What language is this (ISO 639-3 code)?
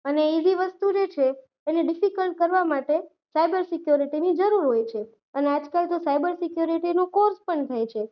guj